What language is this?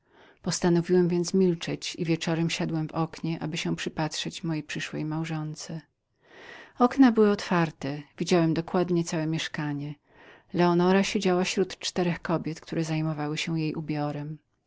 Polish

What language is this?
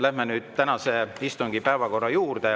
Estonian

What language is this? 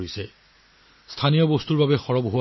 Assamese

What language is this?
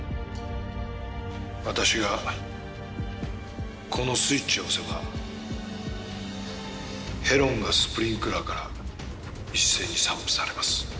Japanese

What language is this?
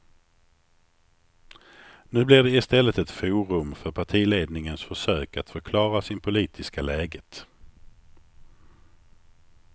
Swedish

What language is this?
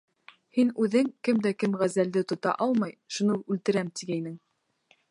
Bashkir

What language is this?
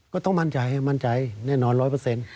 Thai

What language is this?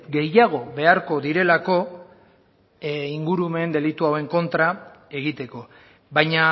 Basque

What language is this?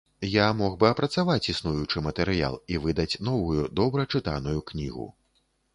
Belarusian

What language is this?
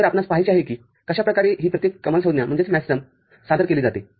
Marathi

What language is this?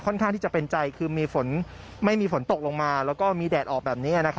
Thai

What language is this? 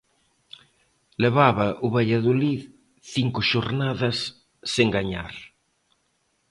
Galician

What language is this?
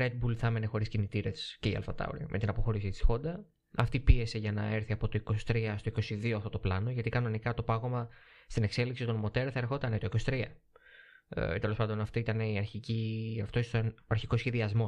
Greek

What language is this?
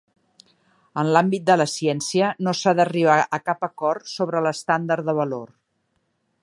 Catalan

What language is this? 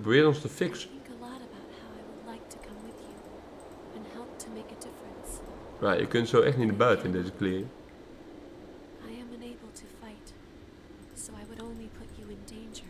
Dutch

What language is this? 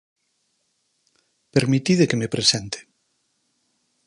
Galician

